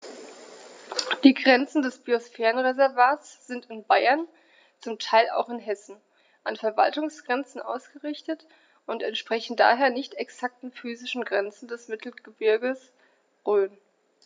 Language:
German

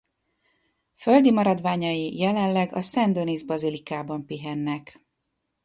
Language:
Hungarian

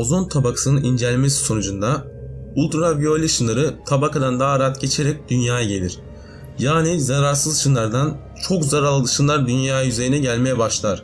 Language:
Turkish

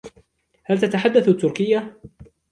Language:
Arabic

